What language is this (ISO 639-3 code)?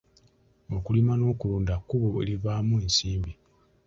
lug